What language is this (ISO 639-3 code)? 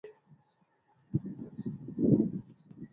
mve